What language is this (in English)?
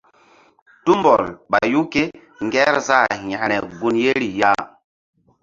Mbum